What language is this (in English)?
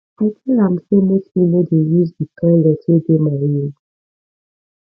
Nigerian Pidgin